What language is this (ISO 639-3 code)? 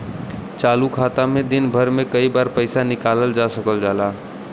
bho